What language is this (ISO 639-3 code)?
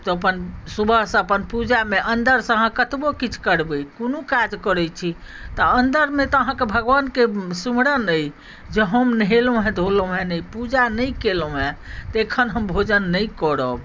mai